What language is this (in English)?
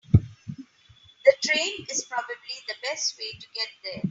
English